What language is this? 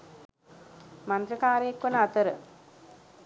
Sinhala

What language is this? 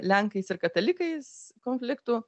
Lithuanian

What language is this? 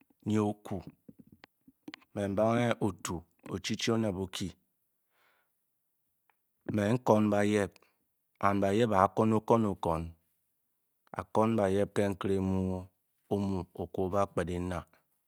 Bokyi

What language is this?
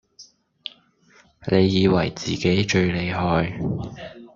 Cantonese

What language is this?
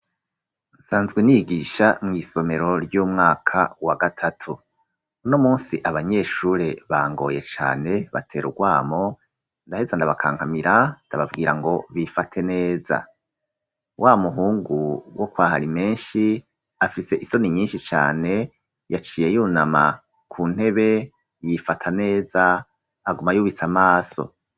Rundi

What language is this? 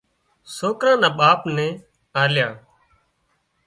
Wadiyara Koli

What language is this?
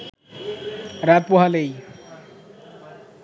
Bangla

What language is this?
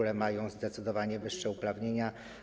Polish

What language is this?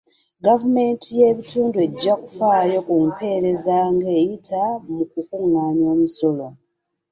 Ganda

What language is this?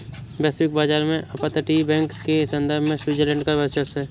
Hindi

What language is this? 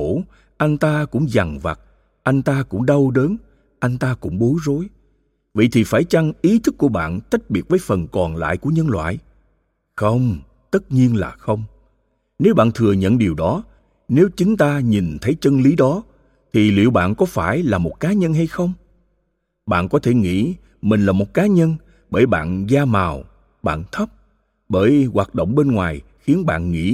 Vietnamese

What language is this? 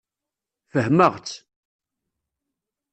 Kabyle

